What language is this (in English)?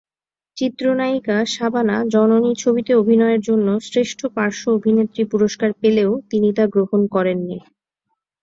Bangla